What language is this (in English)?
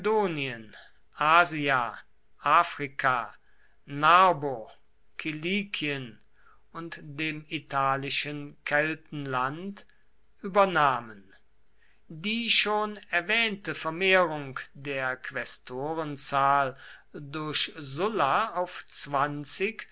German